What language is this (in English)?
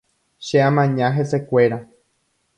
Guarani